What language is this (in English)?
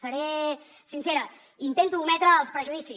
Catalan